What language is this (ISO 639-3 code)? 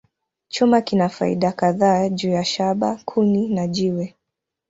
swa